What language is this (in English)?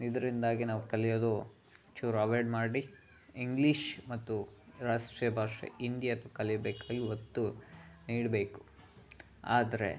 Kannada